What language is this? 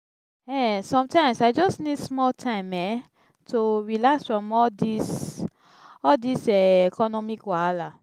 Nigerian Pidgin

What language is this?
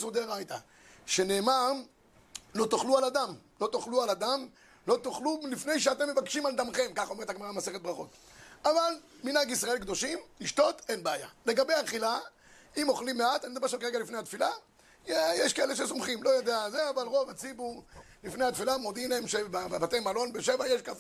Hebrew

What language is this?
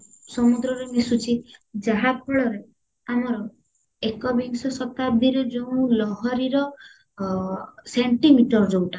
Odia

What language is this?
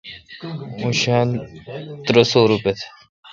Kalkoti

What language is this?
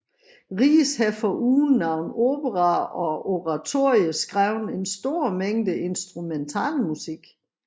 Danish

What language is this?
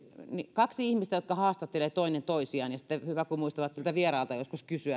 Finnish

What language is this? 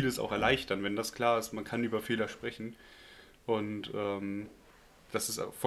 German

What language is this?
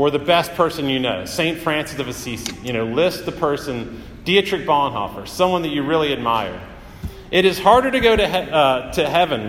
English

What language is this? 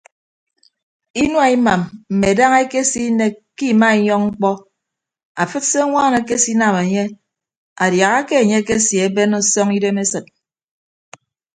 Ibibio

